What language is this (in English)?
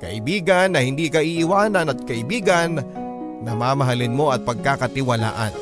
Filipino